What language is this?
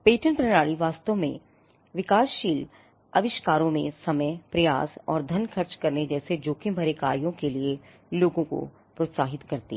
Hindi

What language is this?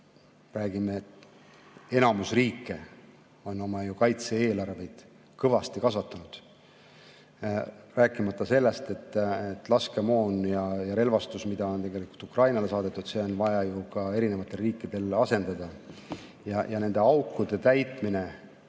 Estonian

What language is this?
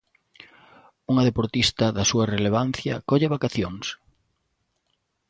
Galician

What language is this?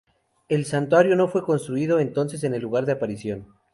Spanish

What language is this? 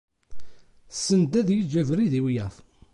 Kabyle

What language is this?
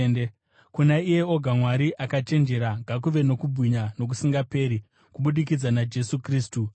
Shona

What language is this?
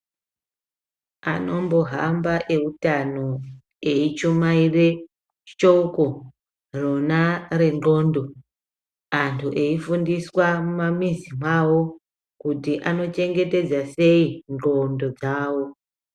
Ndau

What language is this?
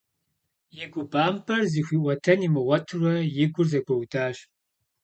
Kabardian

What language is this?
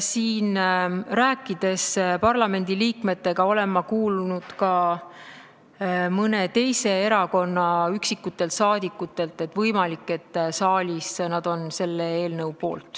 Estonian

